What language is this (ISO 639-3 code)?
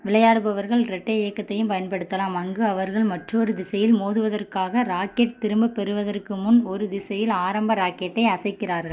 tam